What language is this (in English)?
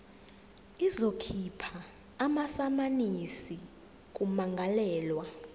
Zulu